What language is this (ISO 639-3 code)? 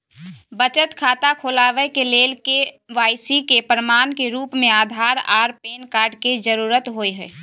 mai